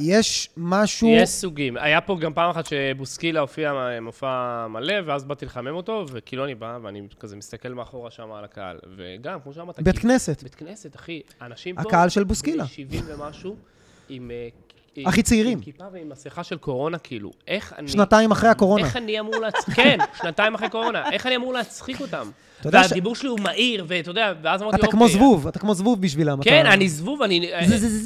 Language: Hebrew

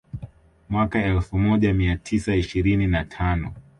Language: Swahili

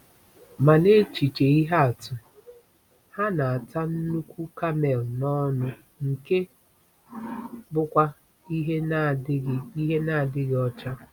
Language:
Igbo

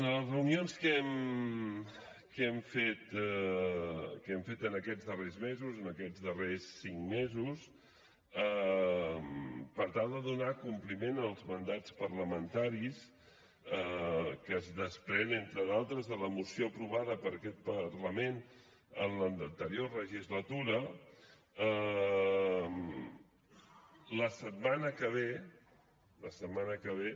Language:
Catalan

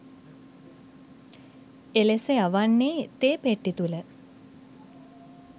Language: Sinhala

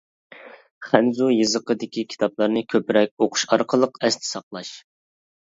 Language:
Uyghur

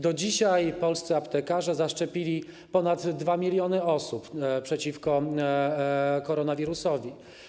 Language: Polish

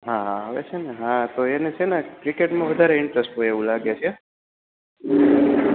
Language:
Gujarati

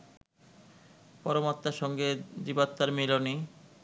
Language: Bangla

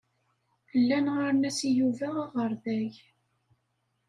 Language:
Kabyle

